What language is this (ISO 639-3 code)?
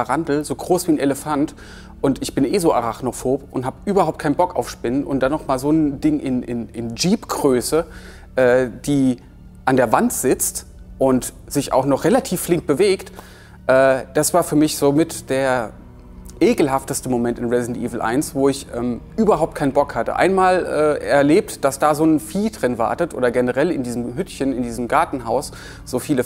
deu